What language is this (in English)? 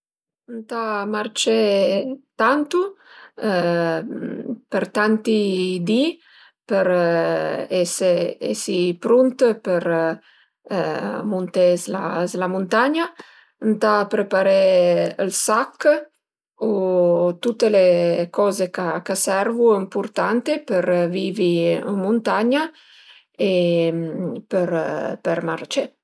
Piedmontese